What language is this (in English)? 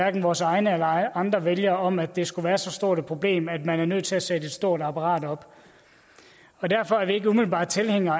Danish